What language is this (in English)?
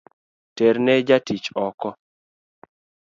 Luo (Kenya and Tanzania)